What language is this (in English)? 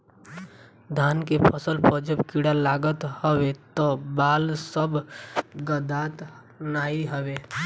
Bhojpuri